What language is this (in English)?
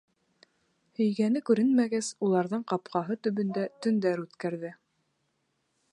Bashkir